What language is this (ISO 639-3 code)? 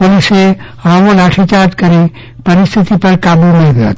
guj